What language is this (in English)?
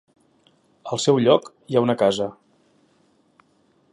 Catalan